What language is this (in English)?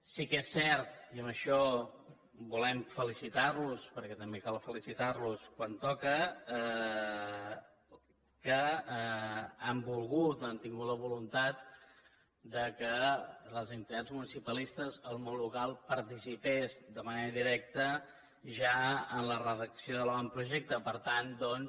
Catalan